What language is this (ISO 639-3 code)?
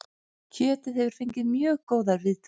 isl